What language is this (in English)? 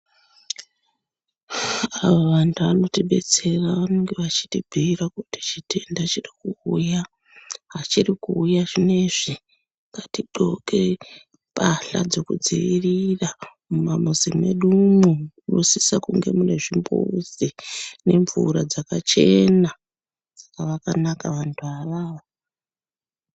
Ndau